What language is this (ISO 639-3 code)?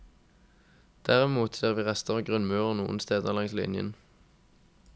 nor